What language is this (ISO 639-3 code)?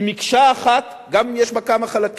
heb